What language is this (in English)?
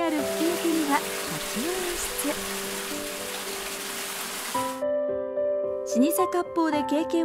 Japanese